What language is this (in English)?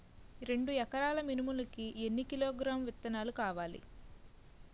Telugu